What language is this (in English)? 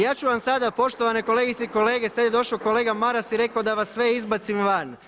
Croatian